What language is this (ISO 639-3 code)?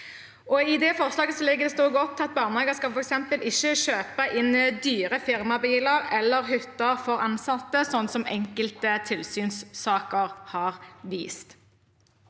nor